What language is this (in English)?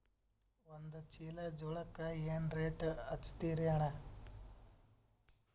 Kannada